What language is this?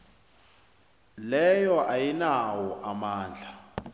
South Ndebele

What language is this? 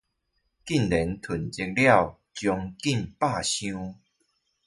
Chinese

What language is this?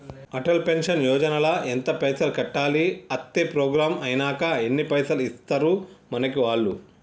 Telugu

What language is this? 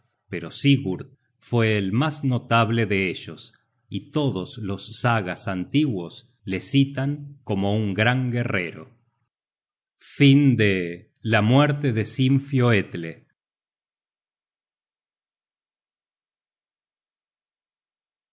Spanish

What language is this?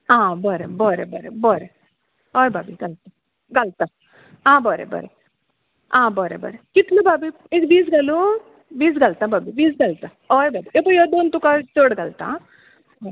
Konkani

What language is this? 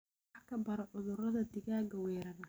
Somali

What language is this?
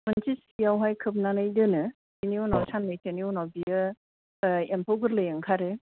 Bodo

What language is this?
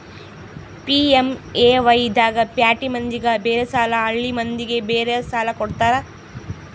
Kannada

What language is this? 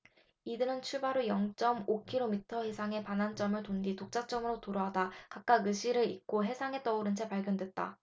Korean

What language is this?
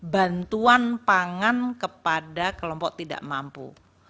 Indonesian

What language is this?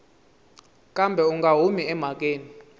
Tsonga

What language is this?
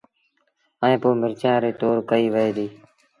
Sindhi Bhil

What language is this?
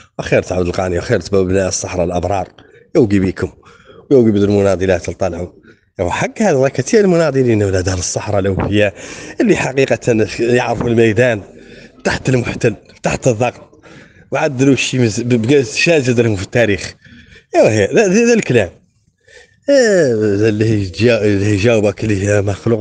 Arabic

